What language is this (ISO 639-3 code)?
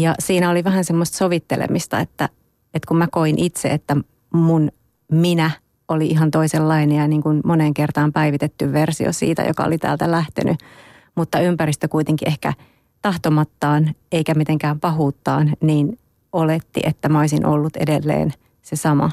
fin